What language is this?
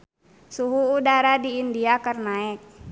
Sundanese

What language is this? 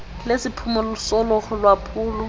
Xhosa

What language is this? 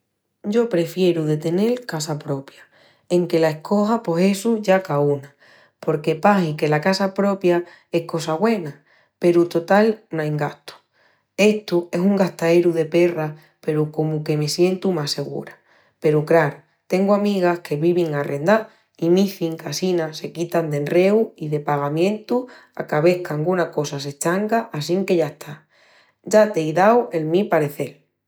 Extremaduran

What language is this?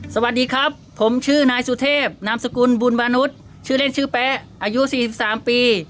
Thai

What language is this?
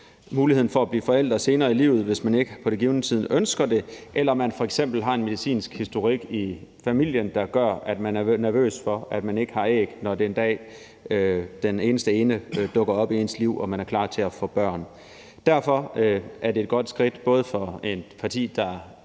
Danish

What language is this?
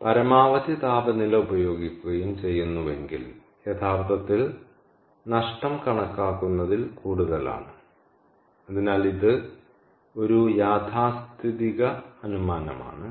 Malayalam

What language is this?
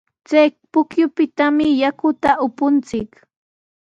Sihuas Ancash Quechua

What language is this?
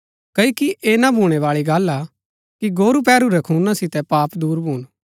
Gaddi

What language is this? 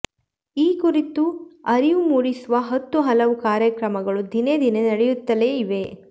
Kannada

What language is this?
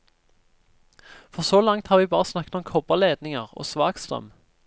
Norwegian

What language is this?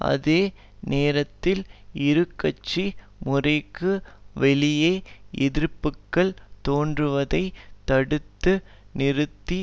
Tamil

